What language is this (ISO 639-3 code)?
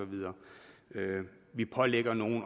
dan